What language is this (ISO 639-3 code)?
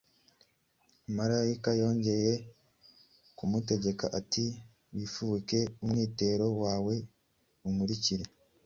kin